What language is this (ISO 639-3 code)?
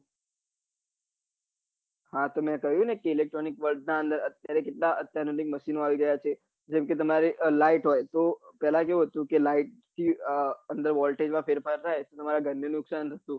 guj